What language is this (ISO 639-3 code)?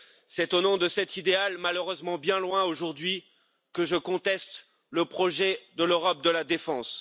fra